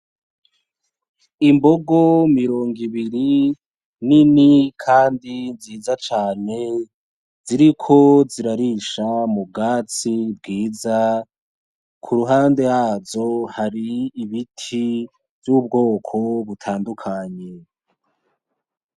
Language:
Rundi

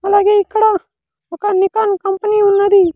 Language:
Telugu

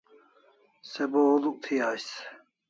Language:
Kalasha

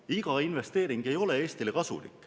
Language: Estonian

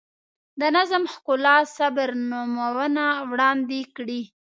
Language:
Pashto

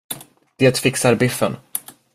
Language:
Swedish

